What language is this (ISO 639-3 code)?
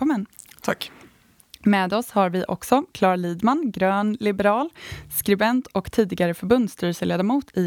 swe